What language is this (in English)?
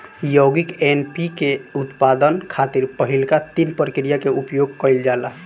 Bhojpuri